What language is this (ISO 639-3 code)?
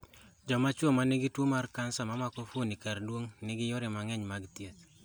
luo